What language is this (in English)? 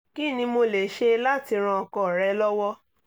Yoruba